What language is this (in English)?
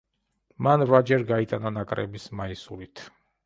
Georgian